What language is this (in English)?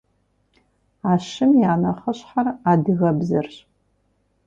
Kabardian